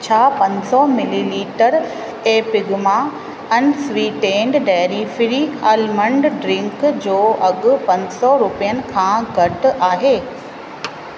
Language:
Sindhi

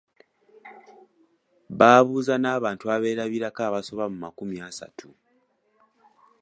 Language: Ganda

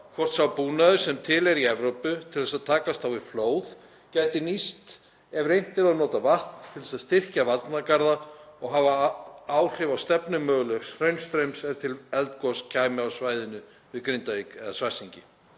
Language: Icelandic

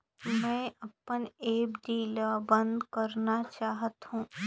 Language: Chhattisgarhi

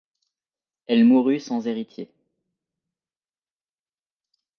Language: French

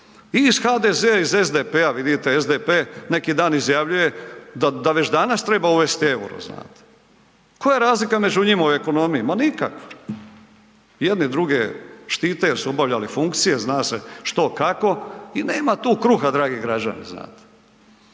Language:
Croatian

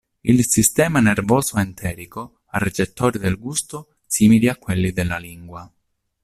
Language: Italian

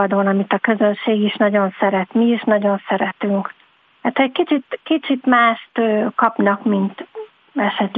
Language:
Hungarian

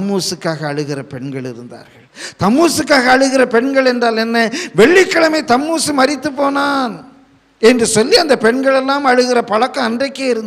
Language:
Tamil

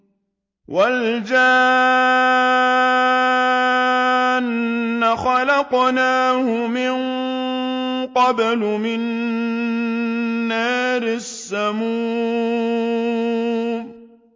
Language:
Arabic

